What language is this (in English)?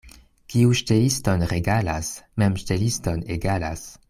Esperanto